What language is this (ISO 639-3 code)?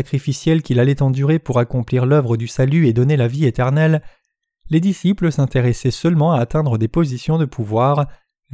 fra